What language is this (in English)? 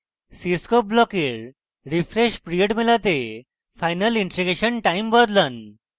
Bangla